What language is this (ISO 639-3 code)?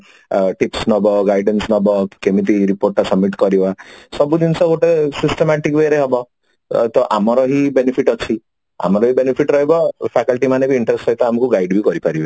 ori